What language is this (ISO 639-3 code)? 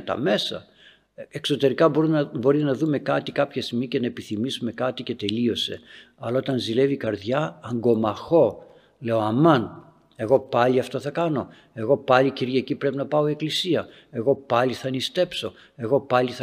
ell